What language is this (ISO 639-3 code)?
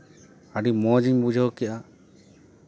sat